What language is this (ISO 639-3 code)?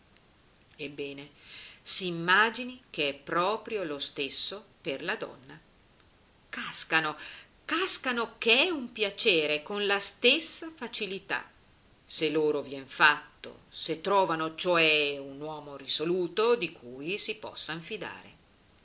ita